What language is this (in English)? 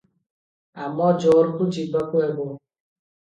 Odia